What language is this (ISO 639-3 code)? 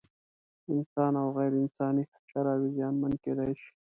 pus